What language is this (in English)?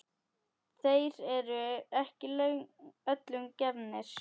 Icelandic